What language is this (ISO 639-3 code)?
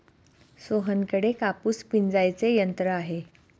mar